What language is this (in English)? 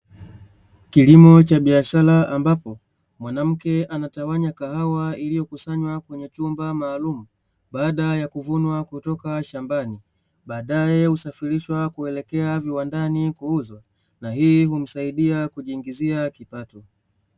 Swahili